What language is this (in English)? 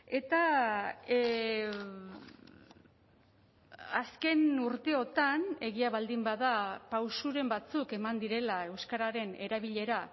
Basque